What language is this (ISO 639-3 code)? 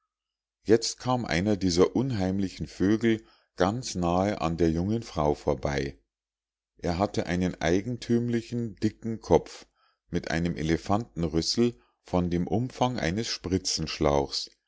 deu